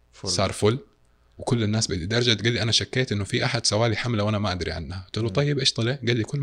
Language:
Arabic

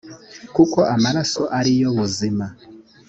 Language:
Kinyarwanda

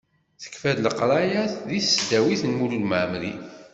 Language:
Kabyle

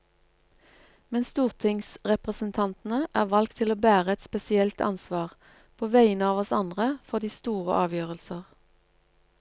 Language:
Norwegian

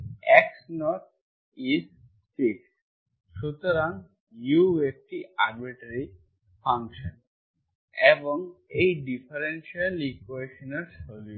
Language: Bangla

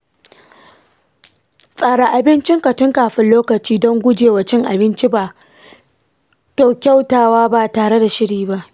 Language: Hausa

